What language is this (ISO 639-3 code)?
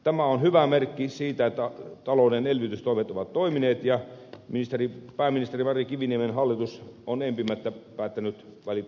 fin